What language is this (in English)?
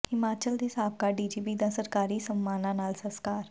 Punjabi